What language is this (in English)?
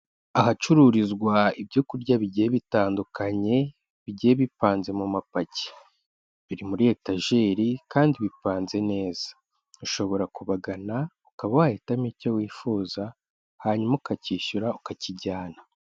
Kinyarwanda